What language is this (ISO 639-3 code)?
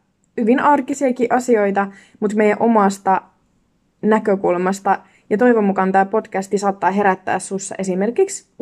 fin